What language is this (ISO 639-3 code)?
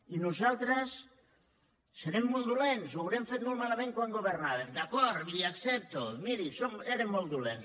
cat